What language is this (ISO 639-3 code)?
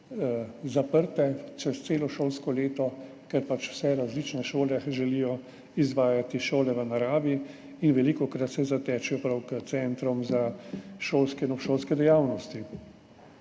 slv